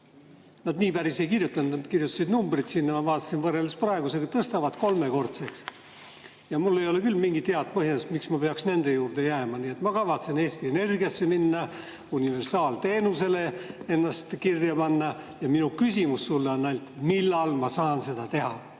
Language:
Estonian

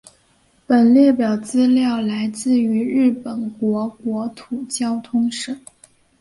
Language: Chinese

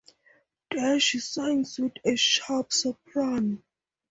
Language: English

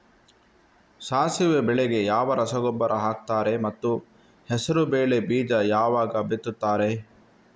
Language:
Kannada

